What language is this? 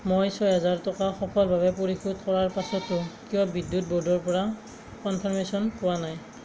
Assamese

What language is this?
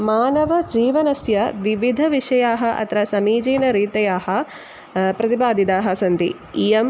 Sanskrit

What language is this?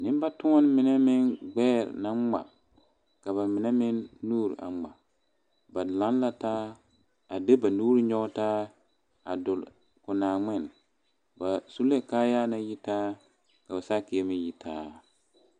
Southern Dagaare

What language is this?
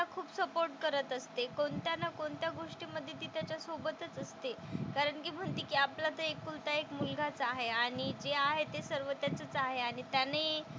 Marathi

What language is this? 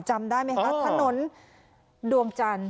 Thai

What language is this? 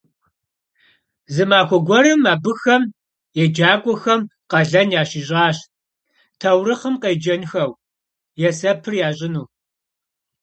Kabardian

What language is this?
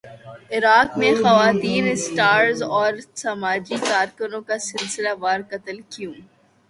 Urdu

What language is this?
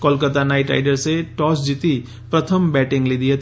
Gujarati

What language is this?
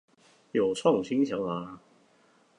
Chinese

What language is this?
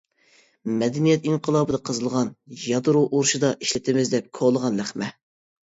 Uyghur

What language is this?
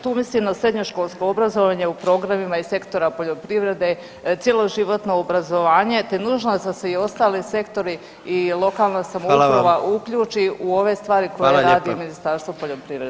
Croatian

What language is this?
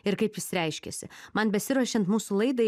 Lithuanian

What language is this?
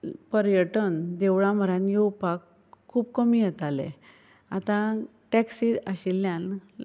Konkani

